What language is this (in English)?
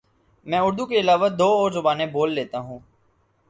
Urdu